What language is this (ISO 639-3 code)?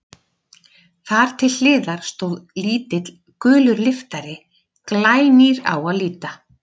isl